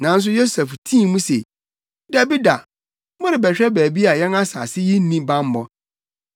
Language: Akan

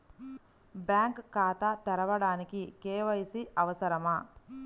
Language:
Telugu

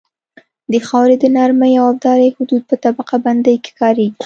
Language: Pashto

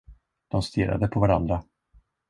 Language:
Swedish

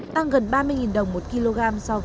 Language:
Vietnamese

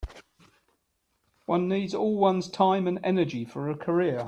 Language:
English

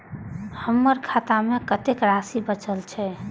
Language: Maithili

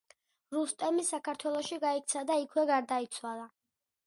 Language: Georgian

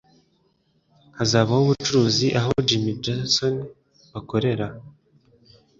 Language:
Kinyarwanda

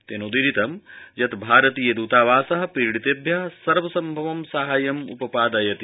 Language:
Sanskrit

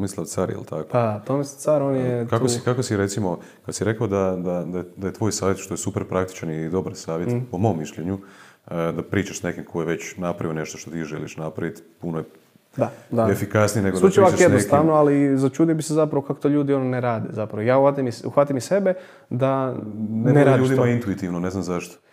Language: Croatian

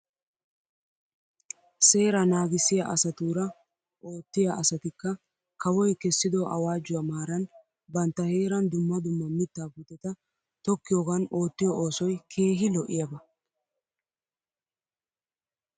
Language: Wolaytta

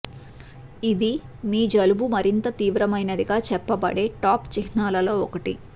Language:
Telugu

